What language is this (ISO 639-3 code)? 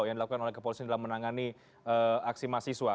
ind